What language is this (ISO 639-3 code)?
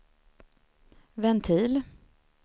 swe